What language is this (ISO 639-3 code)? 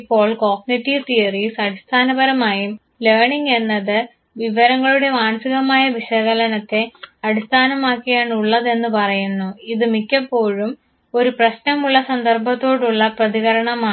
mal